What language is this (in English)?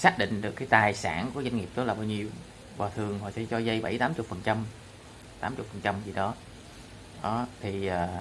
Vietnamese